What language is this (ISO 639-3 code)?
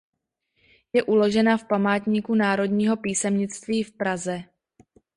ces